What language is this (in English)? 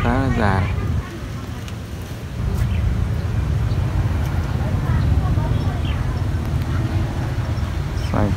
Vietnamese